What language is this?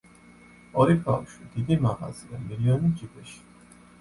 Georgian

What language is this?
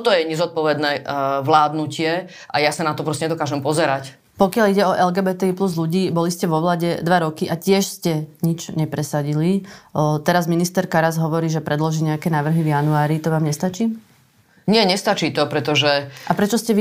Slovak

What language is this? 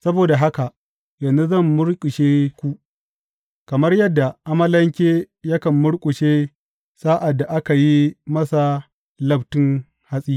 Hausa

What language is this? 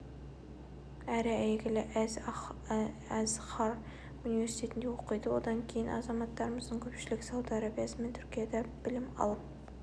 Kazakh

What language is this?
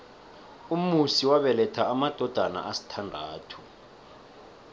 South Ndebele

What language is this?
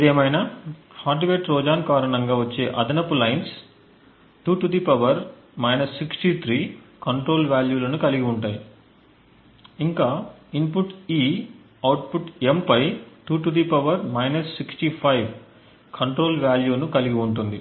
Telugu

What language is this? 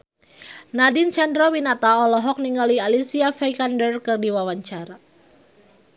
Sundanese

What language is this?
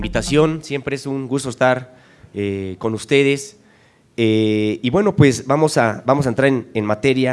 Spanish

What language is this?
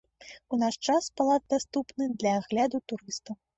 Belarusian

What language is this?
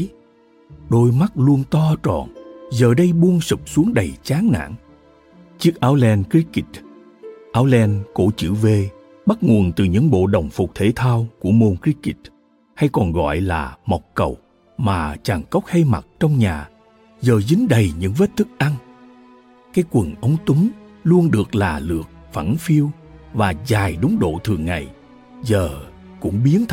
Vietnamese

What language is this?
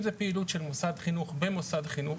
Hebrew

